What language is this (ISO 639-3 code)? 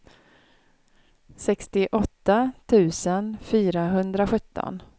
swe